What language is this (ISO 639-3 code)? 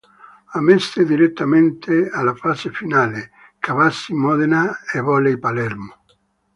ita